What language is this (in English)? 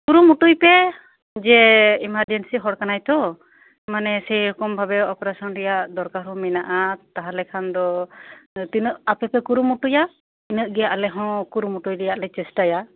Santali